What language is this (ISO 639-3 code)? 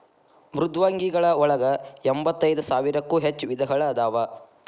kan